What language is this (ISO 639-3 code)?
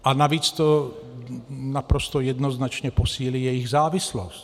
ces